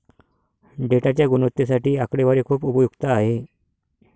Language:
Marathi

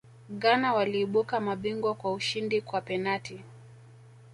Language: Swahili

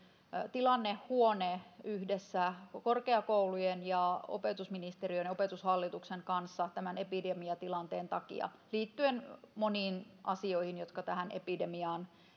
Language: Finnish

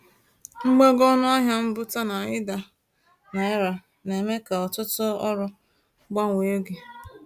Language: Igbo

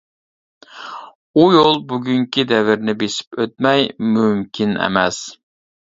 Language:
Uyghur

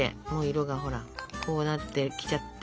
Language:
Japanese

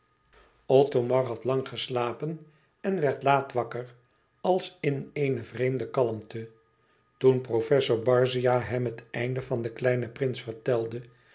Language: Dutch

